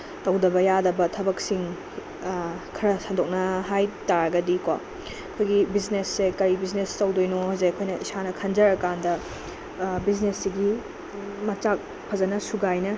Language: Manipuri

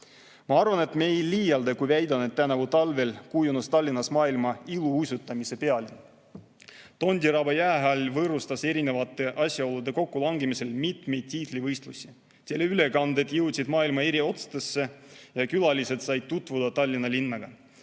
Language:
Estonian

